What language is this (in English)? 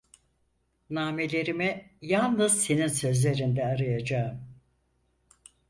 Turkish